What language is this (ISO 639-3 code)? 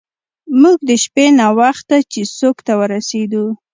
pus